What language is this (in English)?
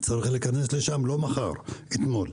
Hebrew